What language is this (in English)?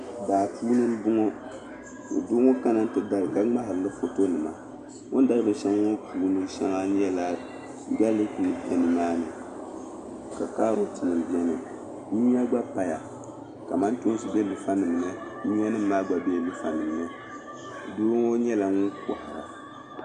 Dagbani